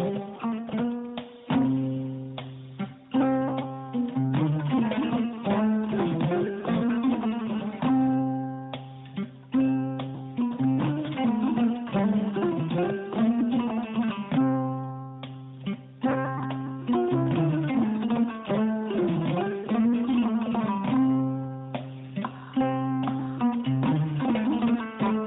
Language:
Fula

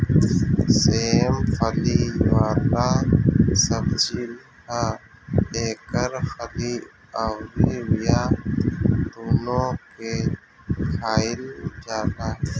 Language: Bhojpuri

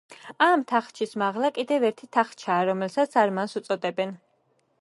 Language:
Georgian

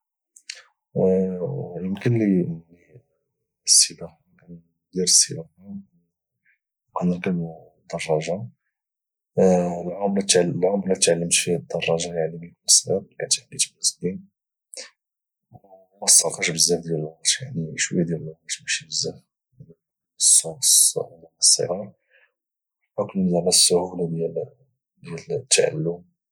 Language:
Moroccan Arabic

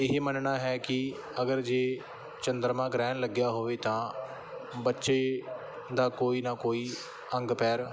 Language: Punjabi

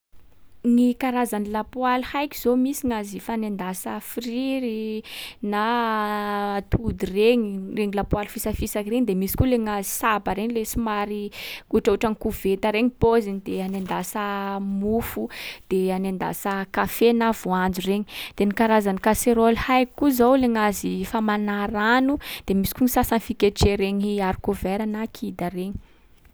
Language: Sakalava Malagasy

